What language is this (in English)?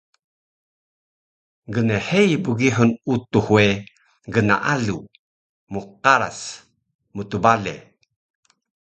Taroko